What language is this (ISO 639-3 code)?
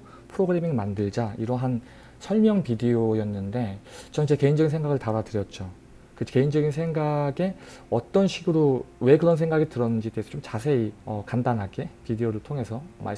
kor